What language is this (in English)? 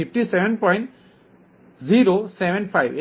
Gujarati